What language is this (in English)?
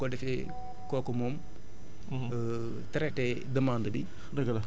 Wolof